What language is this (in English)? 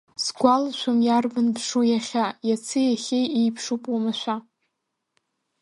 Abkhazian